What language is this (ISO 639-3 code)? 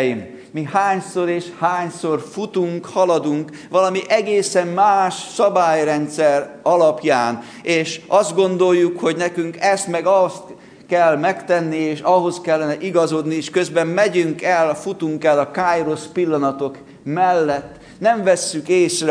hun